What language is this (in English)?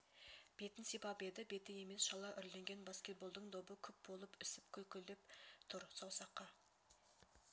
Kazakh